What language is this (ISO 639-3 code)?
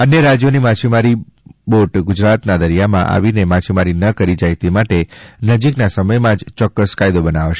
guj